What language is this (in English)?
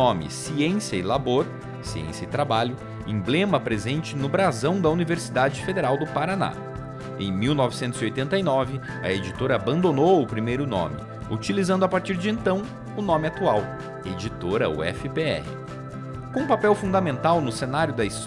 Portuguese